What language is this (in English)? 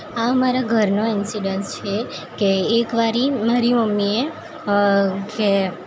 Gujarati